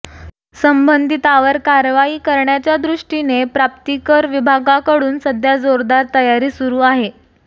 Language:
Marathi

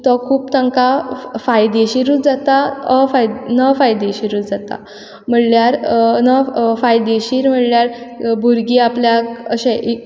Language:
Konkani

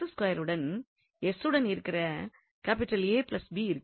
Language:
Tamil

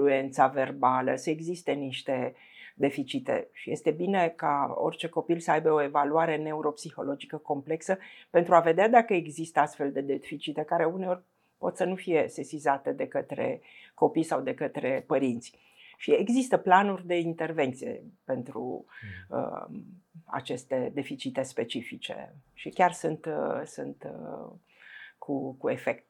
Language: Romanian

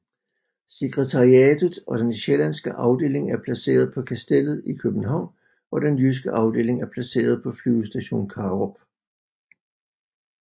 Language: Danish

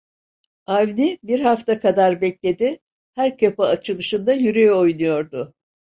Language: Turkish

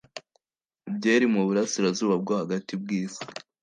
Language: Kinyarwanda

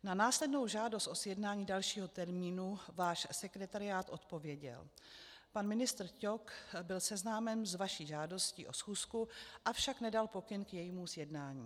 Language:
Czech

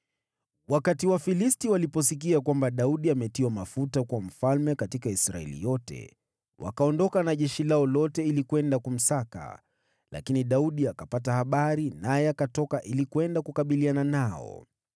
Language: Swahili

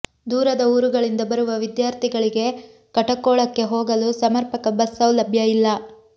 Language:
Kannada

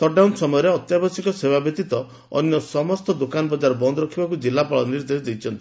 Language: Odia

